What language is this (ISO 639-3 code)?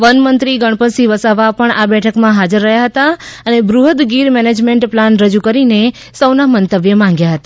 guj